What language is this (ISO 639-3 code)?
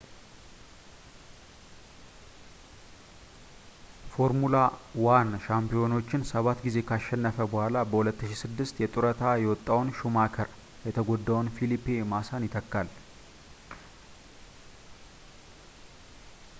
amh